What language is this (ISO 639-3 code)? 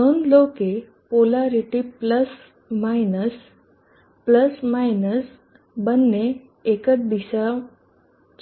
guj